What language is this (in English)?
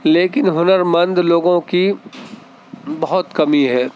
Urdu